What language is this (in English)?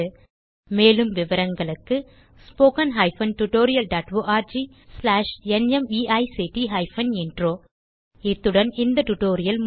Tamil